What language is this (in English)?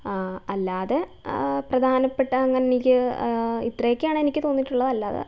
Malayalam